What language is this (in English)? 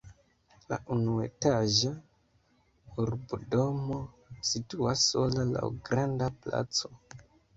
Esperanto